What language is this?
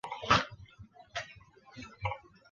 Chinese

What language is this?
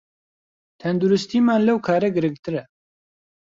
Central Kurdish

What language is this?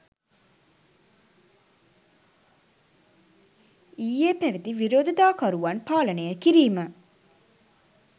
Sinhala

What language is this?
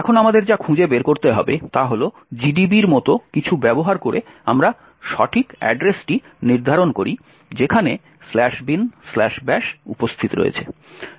Bangla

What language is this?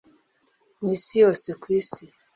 Kinyarwanda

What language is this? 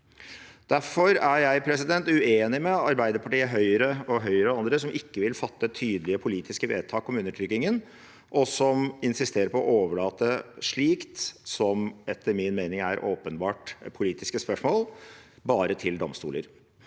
Norwegian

